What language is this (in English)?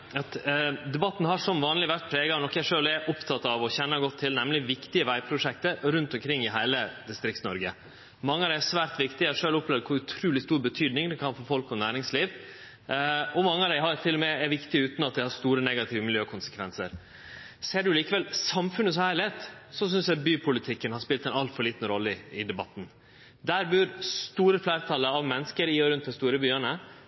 Norwegian Nynorsk